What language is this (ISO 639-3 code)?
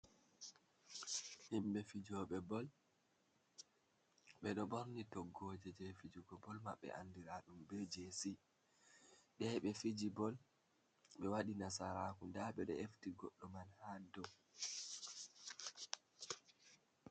ful